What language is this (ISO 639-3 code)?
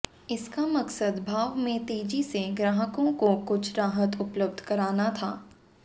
hin